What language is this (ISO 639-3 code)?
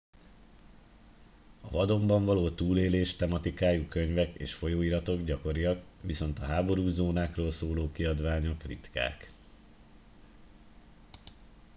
hun